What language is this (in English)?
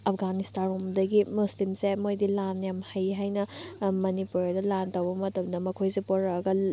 Manipuri